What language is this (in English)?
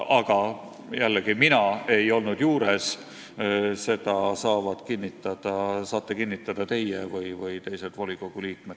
Estonian